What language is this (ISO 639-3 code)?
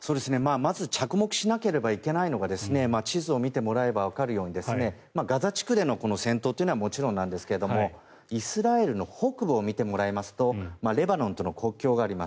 jpn